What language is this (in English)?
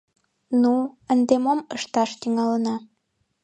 Mari